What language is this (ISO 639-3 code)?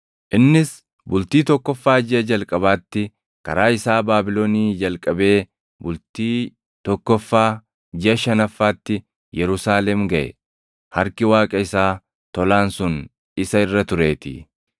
orm